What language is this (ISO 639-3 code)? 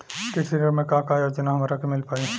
bho